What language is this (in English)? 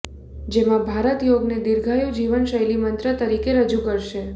Gujarati